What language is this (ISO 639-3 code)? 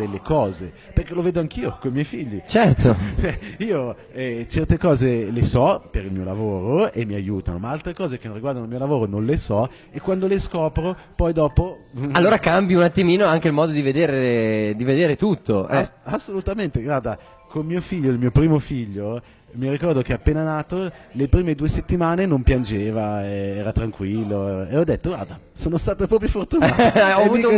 ita